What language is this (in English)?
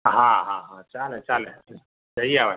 Gujarati